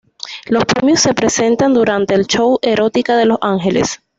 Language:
Spanish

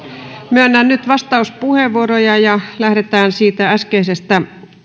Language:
Finnish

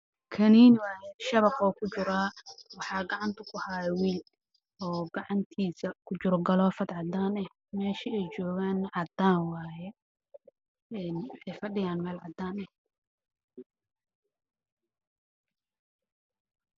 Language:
Somali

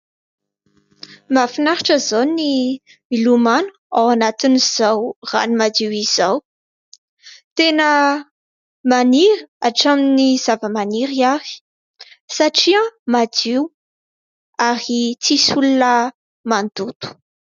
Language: Malagasy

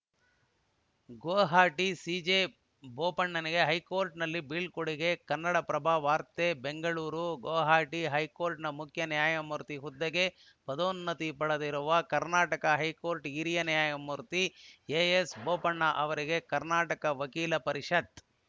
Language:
Kannada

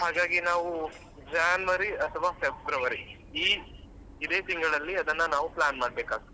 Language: Kannada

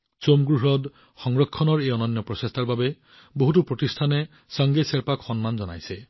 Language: Assamese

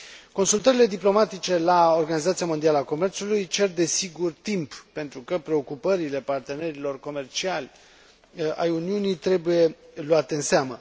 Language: Romanian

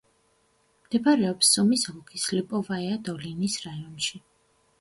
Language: Georgian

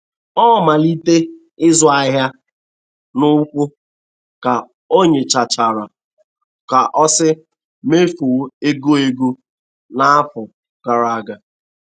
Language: Igbo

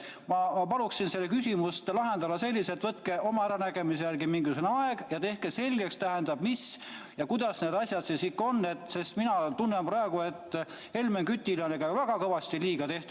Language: Estonian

